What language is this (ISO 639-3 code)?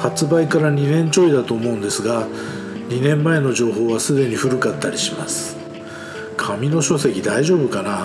jpn